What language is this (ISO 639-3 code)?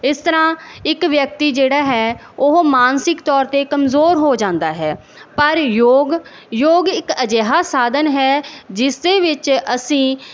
pan